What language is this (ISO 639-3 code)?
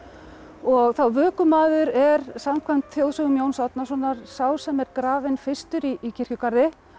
isl